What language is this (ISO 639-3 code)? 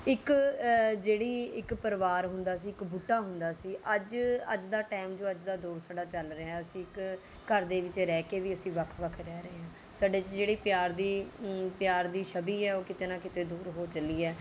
pan